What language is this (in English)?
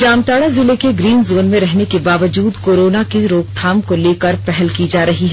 Hindi